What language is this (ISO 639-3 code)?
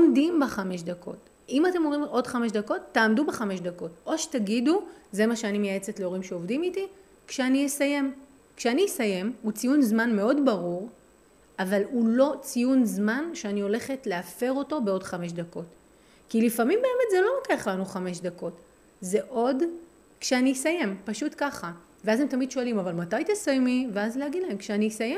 heb